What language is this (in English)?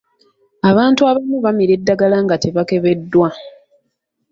Ganda